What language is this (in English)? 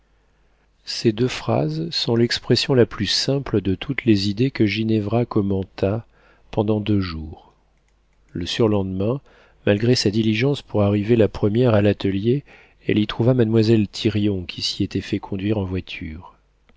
French